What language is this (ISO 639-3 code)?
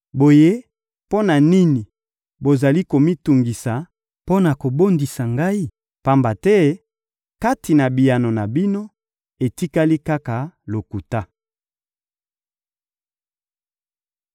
lin